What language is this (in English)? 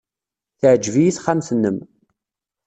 Kabyle